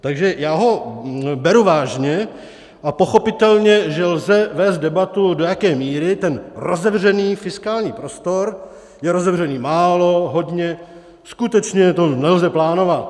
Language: Czech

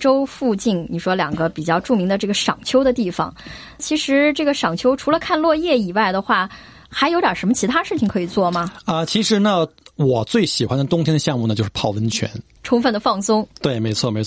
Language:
Chinese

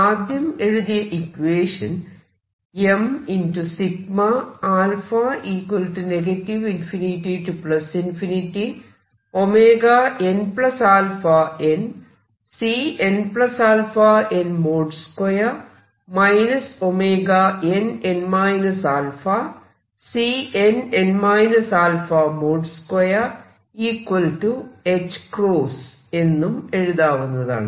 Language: Malayalam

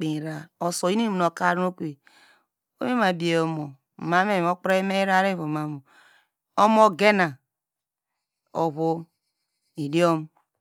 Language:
Degema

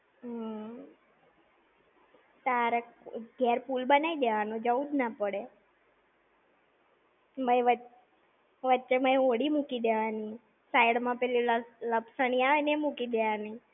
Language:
Gujarati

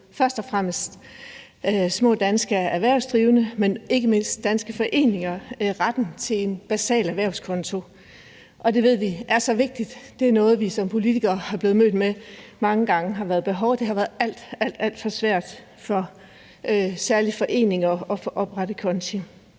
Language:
Danish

